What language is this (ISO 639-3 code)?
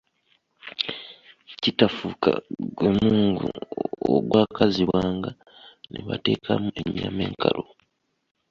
lug